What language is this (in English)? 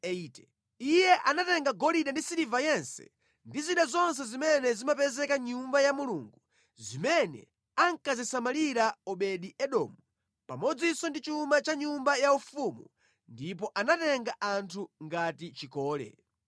Nyanja